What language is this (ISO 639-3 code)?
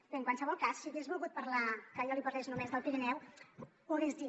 cat